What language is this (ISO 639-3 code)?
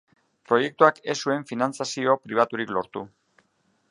eus